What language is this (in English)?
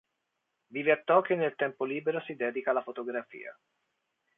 Italian